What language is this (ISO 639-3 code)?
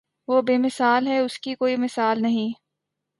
urd